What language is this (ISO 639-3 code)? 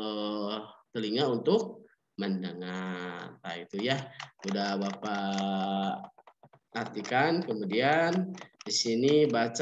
ind